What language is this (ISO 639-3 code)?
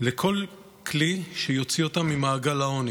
heb